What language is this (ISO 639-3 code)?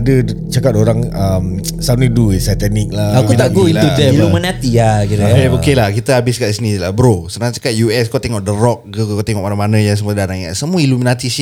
msa